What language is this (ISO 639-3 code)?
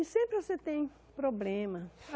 por